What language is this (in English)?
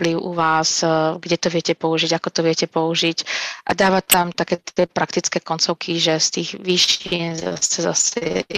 Slovak